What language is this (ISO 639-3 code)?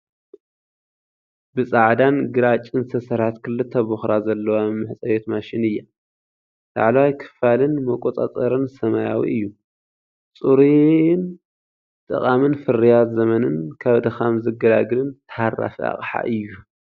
tir